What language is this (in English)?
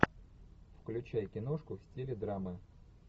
Russian